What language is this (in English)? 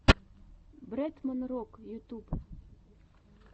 Russian